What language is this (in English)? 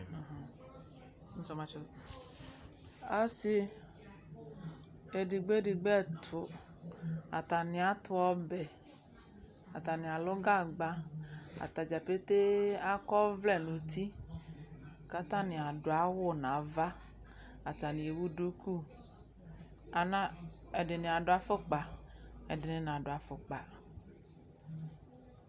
Ikposo